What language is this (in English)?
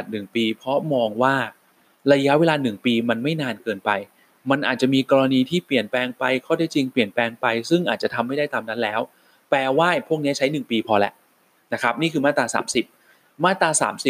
Thai